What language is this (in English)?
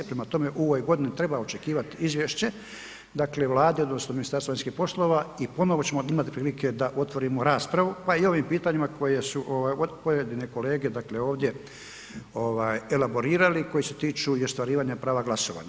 Croatian